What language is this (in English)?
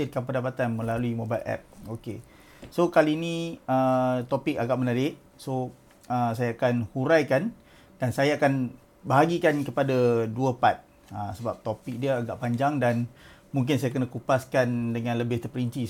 Malay